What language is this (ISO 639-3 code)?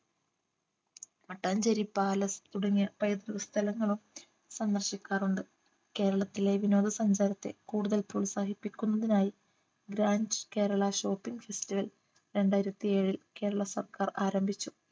mal